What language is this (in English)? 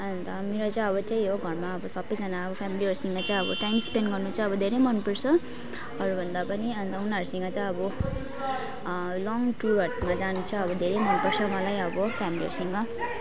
Nepali